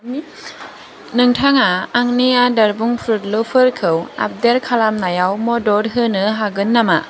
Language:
Bodo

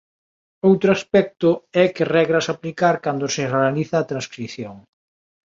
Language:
Galician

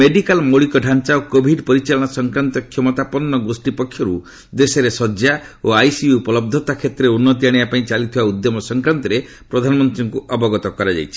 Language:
Odia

